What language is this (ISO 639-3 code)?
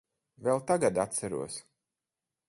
lav